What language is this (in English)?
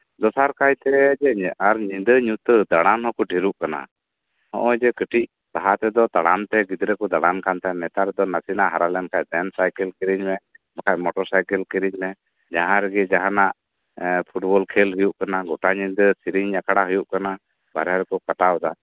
Santali